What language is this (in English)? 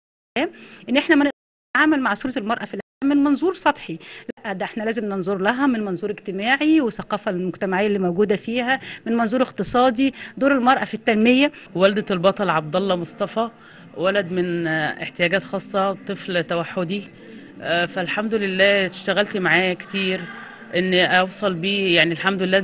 Arabic